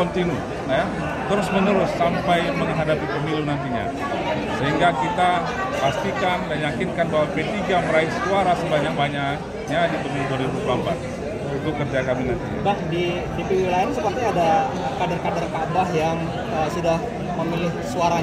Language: Indonesian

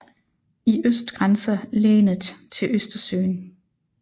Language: Danish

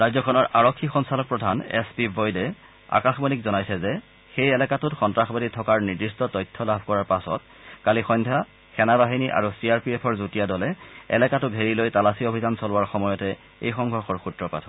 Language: Assamese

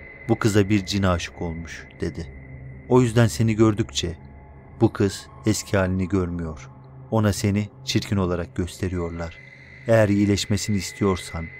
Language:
Turkish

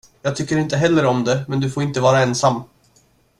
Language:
Swedish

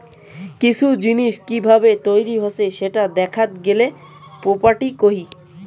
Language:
Bangla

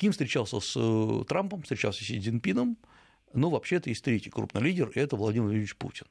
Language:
Russian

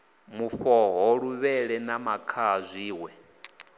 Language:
Venda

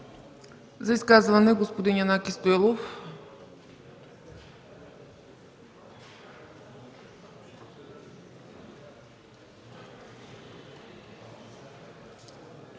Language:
Bulgarian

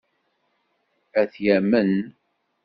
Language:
Kabyle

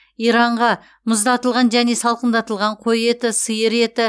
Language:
Kazakh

